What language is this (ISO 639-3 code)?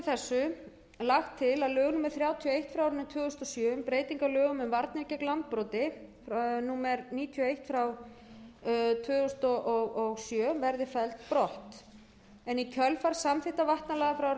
isl